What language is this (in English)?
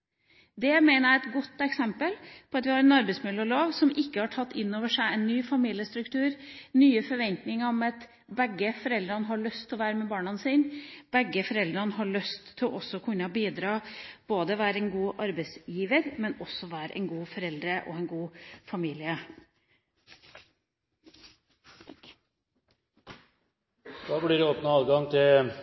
Norwegian Bokmål